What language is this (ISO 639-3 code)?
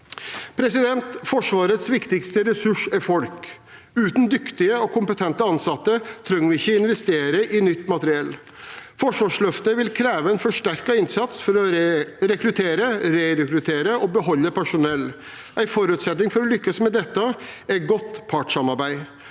nor